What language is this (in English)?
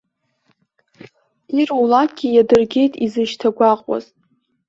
Abkhazian